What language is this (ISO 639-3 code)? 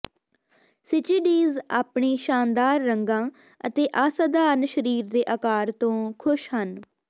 pan